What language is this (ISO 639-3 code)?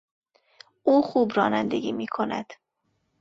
fas